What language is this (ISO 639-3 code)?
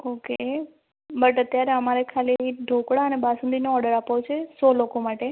guj